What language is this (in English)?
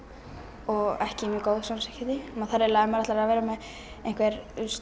Icelandic